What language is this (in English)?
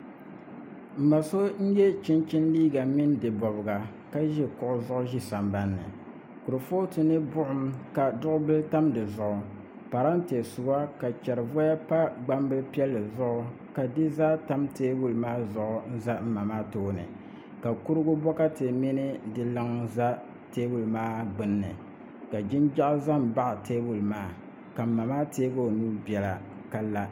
Dagbani